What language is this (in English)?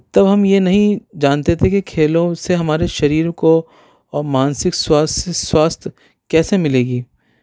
Urdu